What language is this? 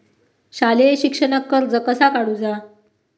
Marathi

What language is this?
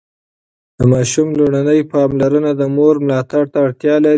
Pashto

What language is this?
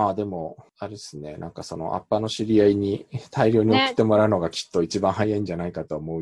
Japanese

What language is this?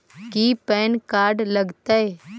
Magahi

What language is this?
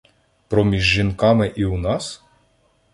Ukrainian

